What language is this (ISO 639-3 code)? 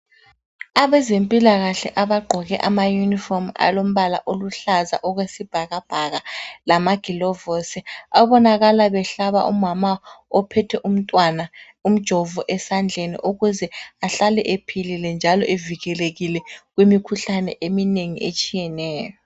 nde